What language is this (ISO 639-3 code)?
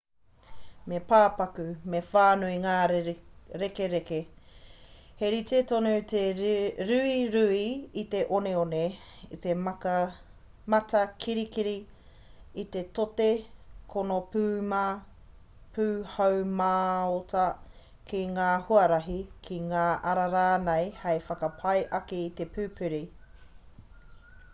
mri